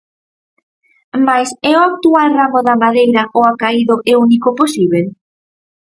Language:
Galician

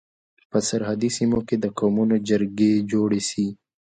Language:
Pashto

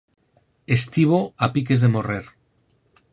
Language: Galician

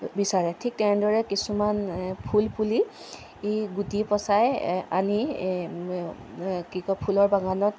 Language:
Assamese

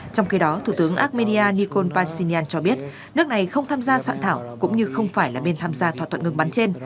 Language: Vietnamese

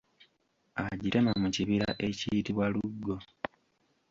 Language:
Ganda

